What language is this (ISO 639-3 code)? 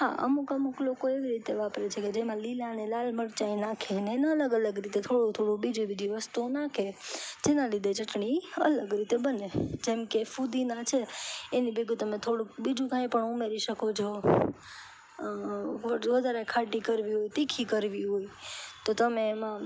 guj